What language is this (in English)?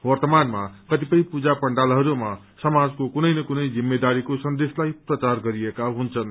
Nepali